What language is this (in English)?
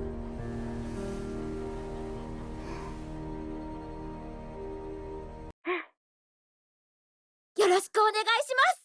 Japanese